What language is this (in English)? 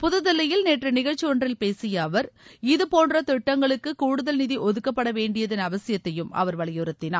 Tamil